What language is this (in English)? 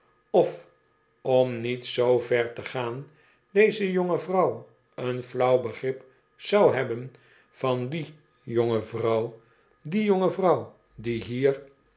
Dutch